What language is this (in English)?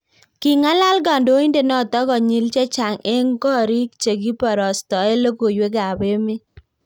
Kalenjin